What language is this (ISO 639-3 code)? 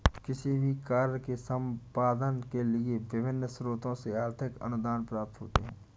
hin